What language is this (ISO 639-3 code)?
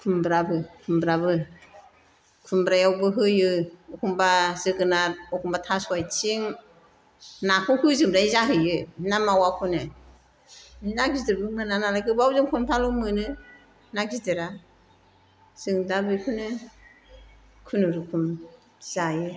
brx